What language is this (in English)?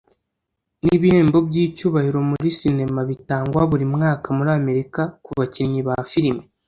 Kinyarwanda